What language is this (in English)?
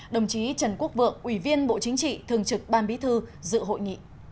Vietnamese